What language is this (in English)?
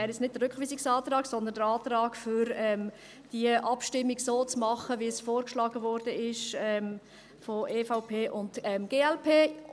Swiss German